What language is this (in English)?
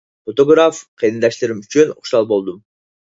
Uyghur